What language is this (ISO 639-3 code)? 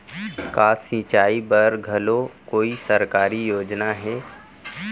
hne